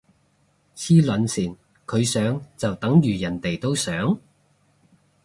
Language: Cantonese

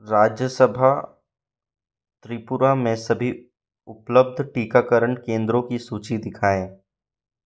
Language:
Hindi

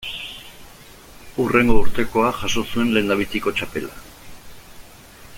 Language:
Basque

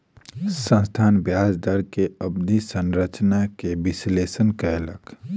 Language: Maithili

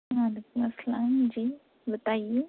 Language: Urdu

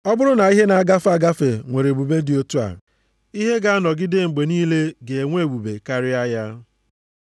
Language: Igbo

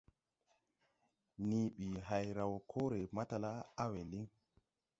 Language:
Tupuri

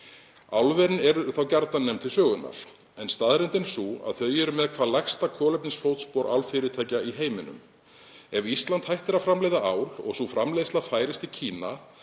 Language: Icelandic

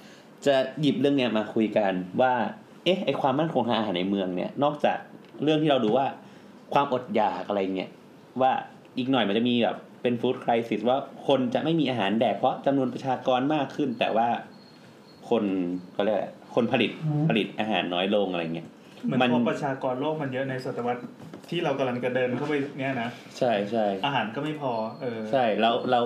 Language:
Thai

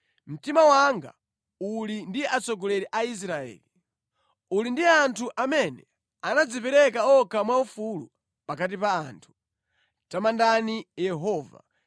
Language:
Nyanja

